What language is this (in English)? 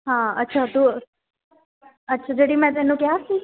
Punjabi